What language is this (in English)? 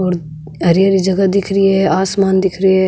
Marwari